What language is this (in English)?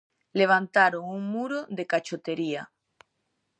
Galician